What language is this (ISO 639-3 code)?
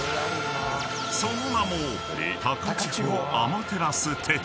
jpn